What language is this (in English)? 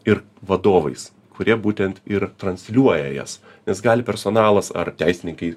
Lithuanian